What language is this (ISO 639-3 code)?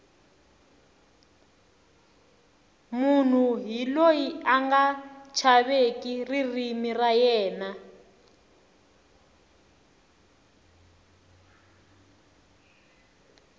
tso